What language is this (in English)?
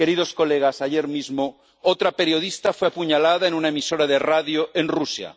Spanish